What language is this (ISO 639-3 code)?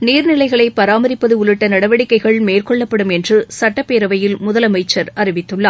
tam